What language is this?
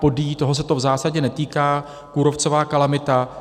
Czech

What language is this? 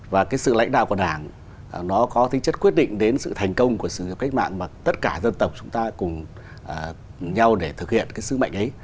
Vietnamese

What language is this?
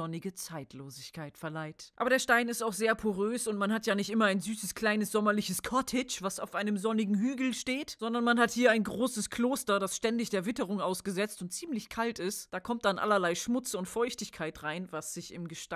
German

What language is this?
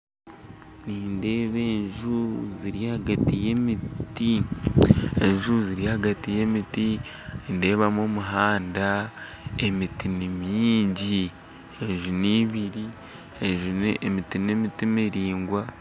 Nyankole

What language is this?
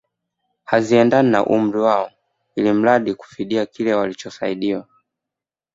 Swahili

